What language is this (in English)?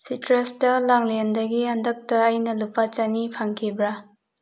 Manipuri